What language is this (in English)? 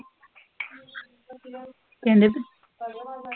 Punjabi